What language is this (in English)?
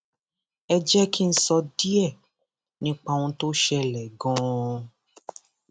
Yoruba